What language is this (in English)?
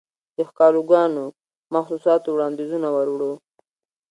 Pashto